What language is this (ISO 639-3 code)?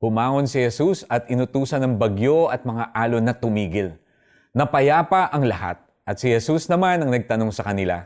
fil